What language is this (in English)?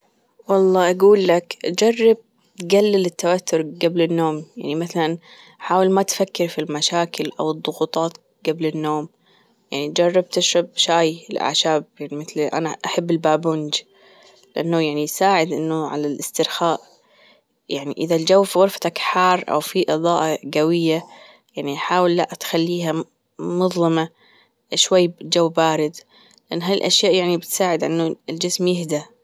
Gulf Arabic